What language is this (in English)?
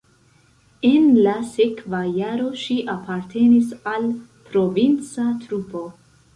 Esperanto